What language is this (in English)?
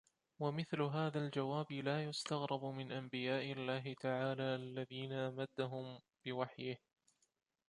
Arabic